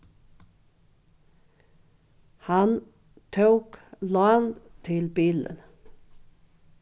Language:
Faroese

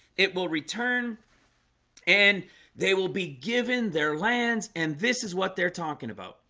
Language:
English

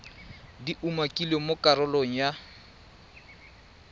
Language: Tswana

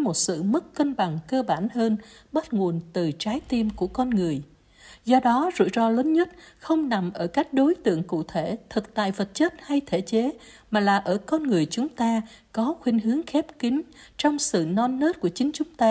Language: Vietnamese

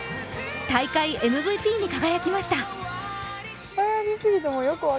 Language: Japanese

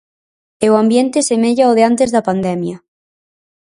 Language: Galician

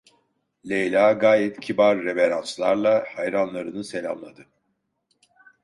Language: Turkish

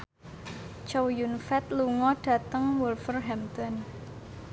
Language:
Javanese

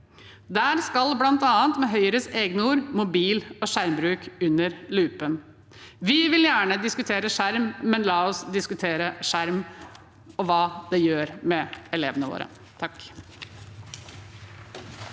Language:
Norwegian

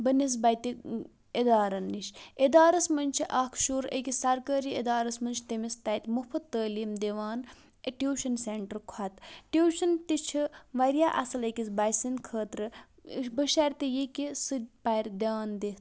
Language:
Kashmiri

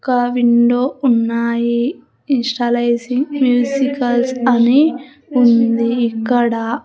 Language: Telugu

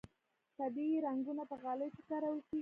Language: Pashto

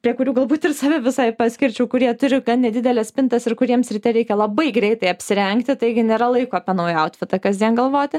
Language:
Lithuanian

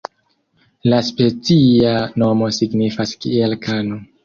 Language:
Esperanto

